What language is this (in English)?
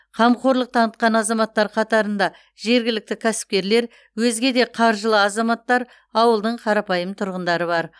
Kazakh